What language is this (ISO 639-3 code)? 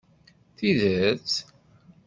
kab